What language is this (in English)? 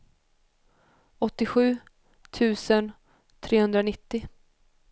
Swedish